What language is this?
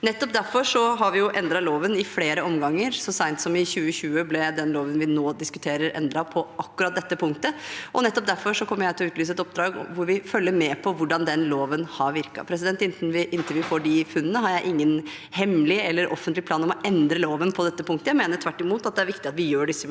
Norwegian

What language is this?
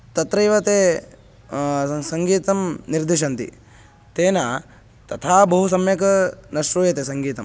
Sanskrit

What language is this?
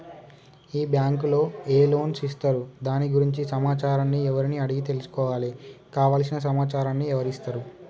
Telugu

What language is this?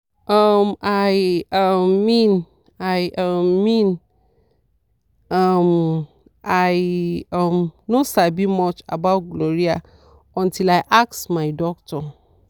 Nigerian Pidgin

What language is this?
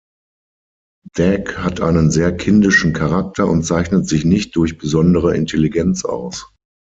German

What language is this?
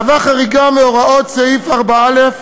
Hebrew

